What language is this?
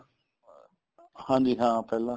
Punjabi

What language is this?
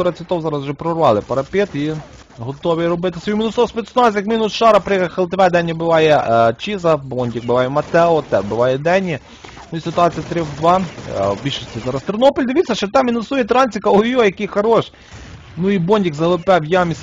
Ukrainian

